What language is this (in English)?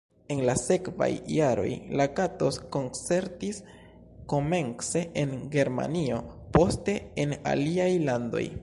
Esperanto